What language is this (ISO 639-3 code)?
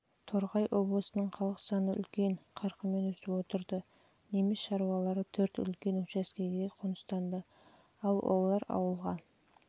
kaz